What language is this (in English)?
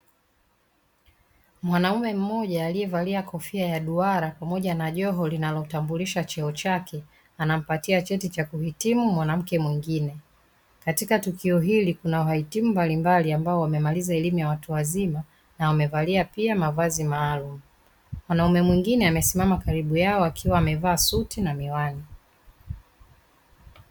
Swahili